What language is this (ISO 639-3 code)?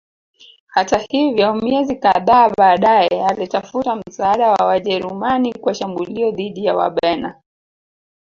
swa